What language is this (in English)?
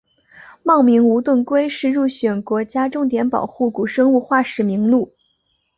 Chinese